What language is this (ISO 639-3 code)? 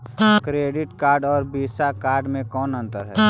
mag